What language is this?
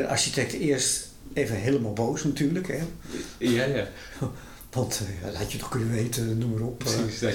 Dutch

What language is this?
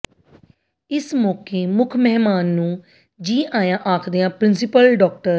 Punjabi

